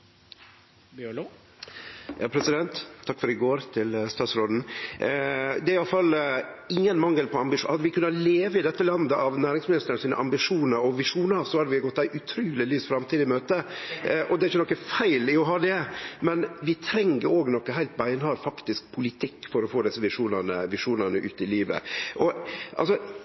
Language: Norwegian Nynorsk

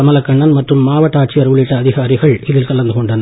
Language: Tamil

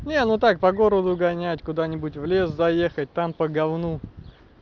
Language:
Russian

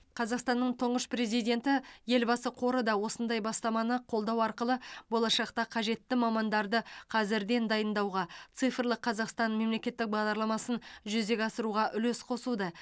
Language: Kazakh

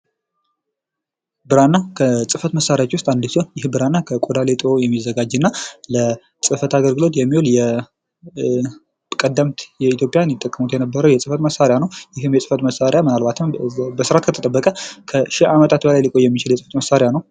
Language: Amharic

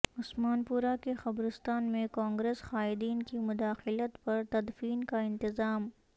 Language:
Urdu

